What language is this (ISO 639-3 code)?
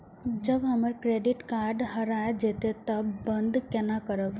mai